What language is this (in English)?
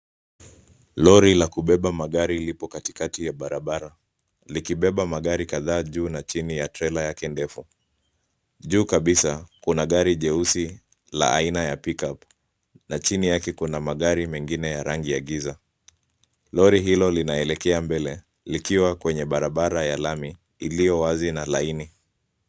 Swahili